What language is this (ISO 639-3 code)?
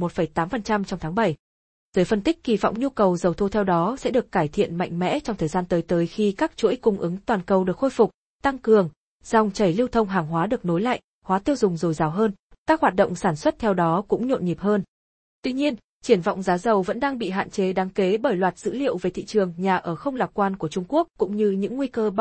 vie